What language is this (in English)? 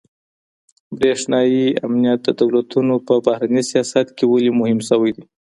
Pashto